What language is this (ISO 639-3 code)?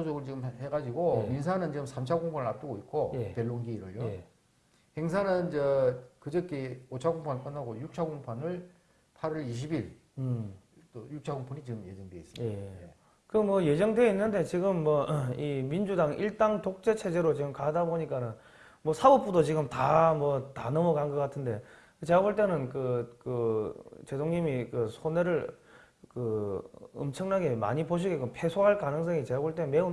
kor